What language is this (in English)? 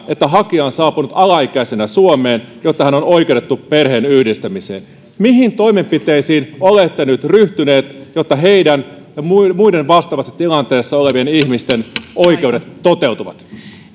Finnish